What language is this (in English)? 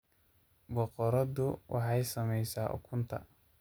Somali